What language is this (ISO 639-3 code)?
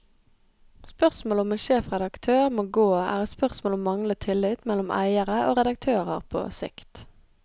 nor